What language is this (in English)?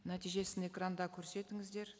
Kazakh